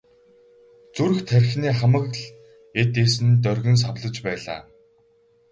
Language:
Mongolian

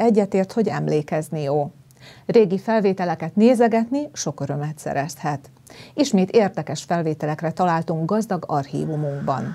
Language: Hungarian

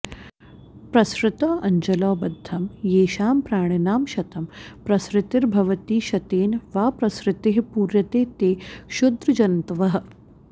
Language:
Sanskrit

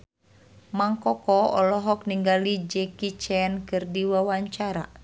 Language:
Sundanese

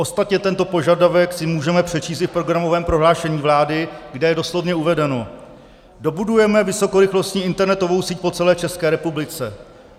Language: Czech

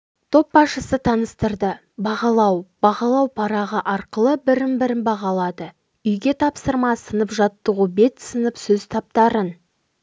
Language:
Kazakh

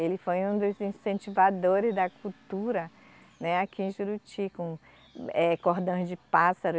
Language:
Portuguese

